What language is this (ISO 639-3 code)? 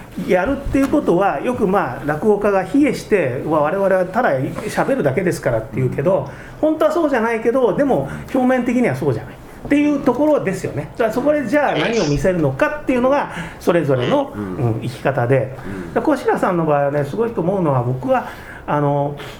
jpn